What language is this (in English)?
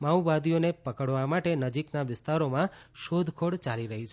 Gujarati